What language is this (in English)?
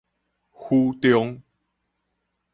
Min Nan Chinese